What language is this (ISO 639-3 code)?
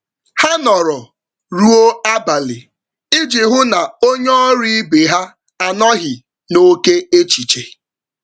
ibo